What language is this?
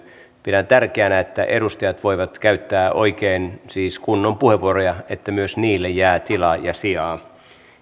Finnish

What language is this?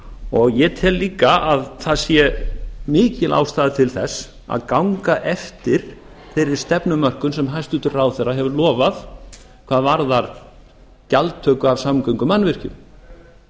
Icelandic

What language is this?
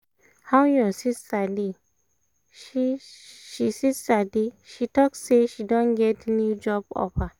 Nigerian Pidgin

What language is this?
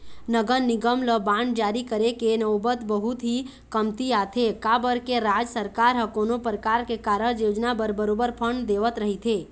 Chhattisgarhi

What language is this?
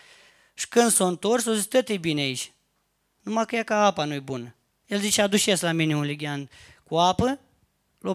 Romanian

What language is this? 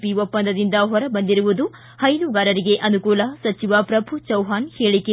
Kannada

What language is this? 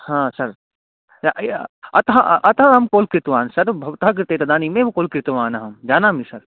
Sanskrit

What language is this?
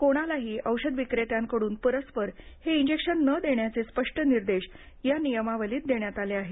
Marathi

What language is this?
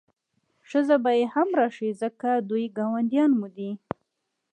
Pashto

